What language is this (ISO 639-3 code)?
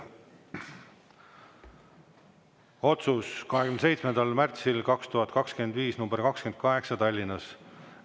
est